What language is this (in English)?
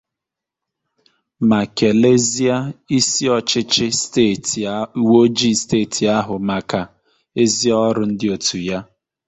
Igbo